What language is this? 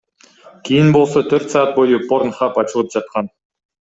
Kyrgyz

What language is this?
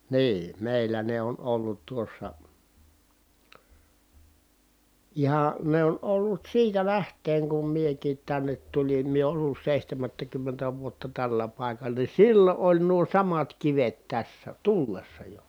Finnish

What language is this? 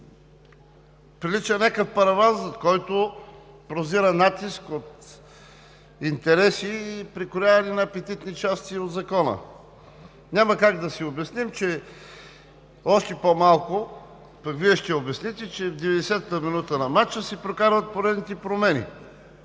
Bulgarian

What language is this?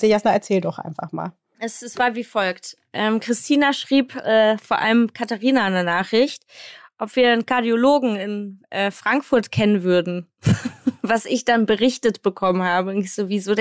German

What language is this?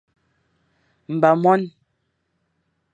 Fang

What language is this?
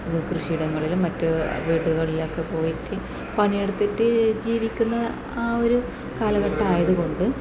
Malayalam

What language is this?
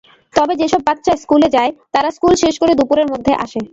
Bangla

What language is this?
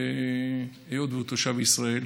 Hebrew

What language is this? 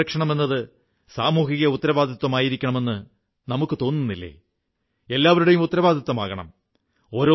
Malayalam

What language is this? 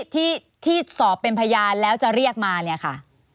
Thai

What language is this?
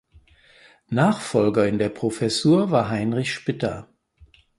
German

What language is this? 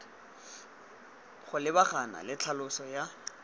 Tswana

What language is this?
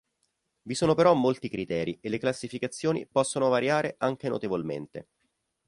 Italian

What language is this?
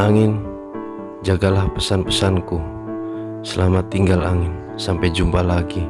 Indonesian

